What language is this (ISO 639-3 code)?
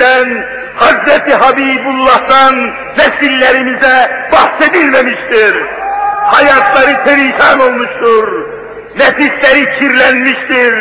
tur